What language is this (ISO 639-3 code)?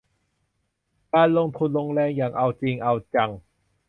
tha